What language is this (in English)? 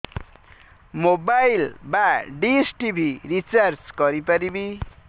Odia